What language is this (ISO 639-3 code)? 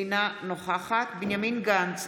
heb